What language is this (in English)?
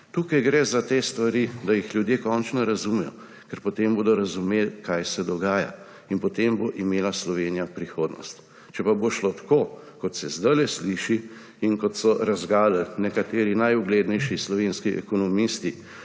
Slovenian